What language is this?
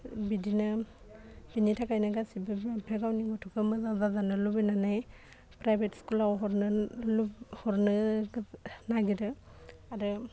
Bodo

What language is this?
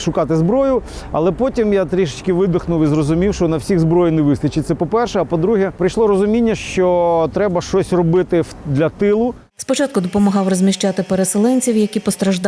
Ukrainian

